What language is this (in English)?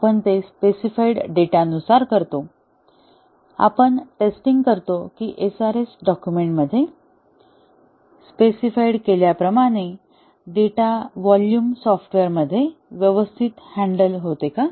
Marathi